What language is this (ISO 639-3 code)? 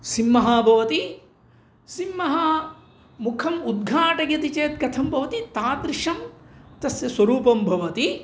san